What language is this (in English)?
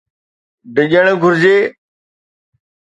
Sindhi